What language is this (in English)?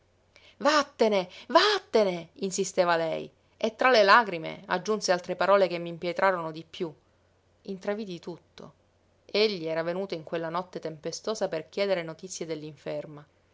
Italian